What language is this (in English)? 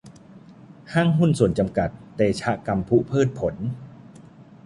Thai